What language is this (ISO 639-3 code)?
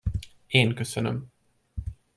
hun